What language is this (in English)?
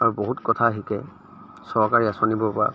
Assamese